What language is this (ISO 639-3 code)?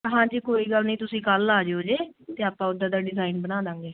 pan